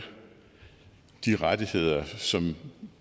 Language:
Danish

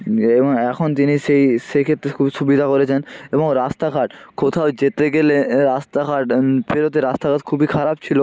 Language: Bangla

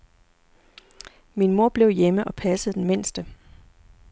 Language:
Danish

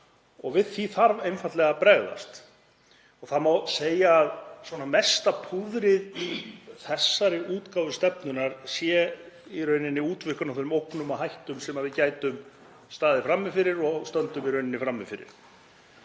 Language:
Icelandic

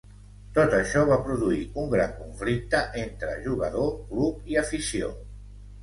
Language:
Catalan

